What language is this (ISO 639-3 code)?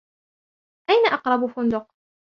ara